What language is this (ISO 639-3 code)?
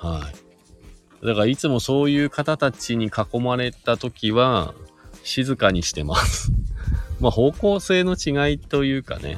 jpn